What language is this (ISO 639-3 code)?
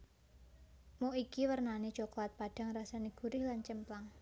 jav